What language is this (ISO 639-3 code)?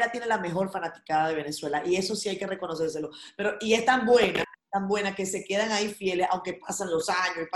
spa